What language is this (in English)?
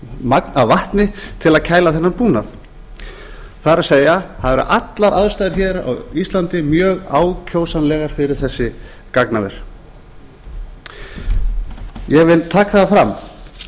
Icelandic